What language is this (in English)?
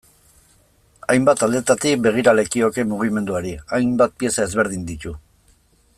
Basque